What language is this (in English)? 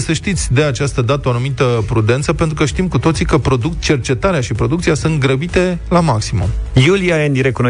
Romanian